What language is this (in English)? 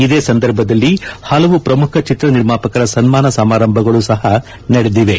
Kannada